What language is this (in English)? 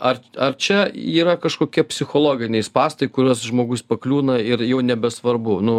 Lithuanian